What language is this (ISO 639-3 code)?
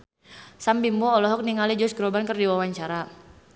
sun